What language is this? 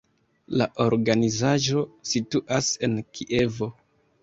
Esperanto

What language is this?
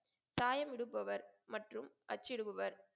Tamil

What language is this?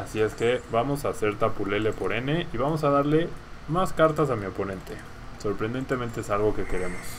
Spanish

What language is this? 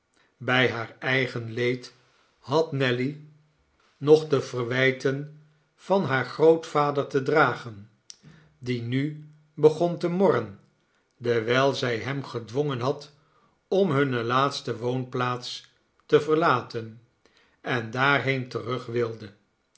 Dutch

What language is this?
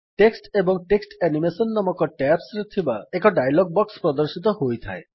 Odia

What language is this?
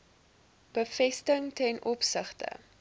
Afrikaans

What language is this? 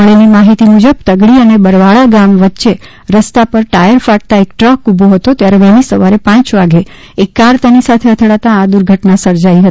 Gujarati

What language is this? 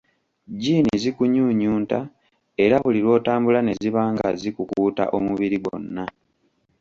Ganda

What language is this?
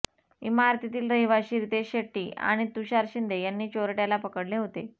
Marathi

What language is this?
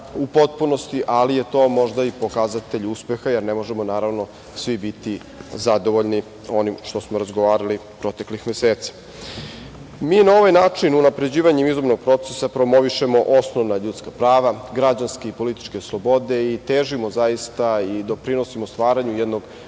Serbian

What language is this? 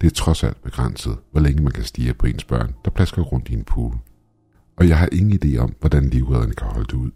Danish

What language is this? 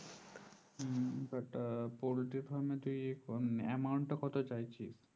Bangla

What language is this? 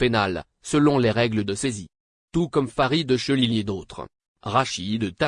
French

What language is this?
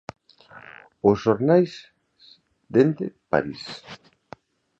Galician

